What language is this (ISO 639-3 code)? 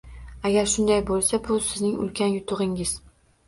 uzb